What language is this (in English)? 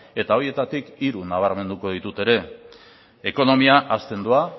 Basque